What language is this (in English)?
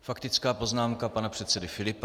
Czech